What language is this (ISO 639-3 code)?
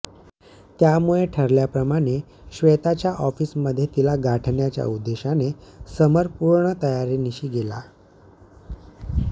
mar